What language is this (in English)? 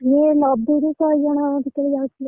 Odia